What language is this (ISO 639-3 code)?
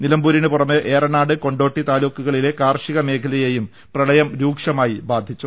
mal